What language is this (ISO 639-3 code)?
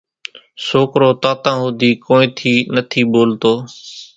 gjk